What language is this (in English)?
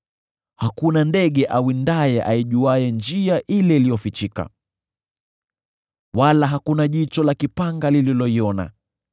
Swahili